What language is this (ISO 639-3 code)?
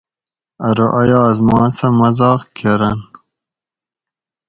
gwc